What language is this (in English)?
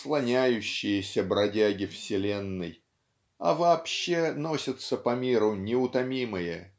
Russian